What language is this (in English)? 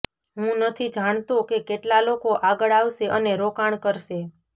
Gujarati